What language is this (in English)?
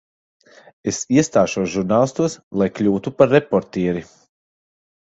Latvian